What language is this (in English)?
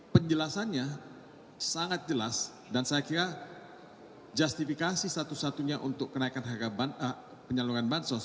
Indonesian